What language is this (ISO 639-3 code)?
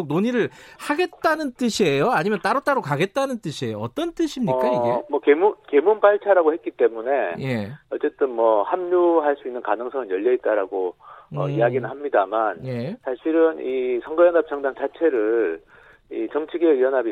kor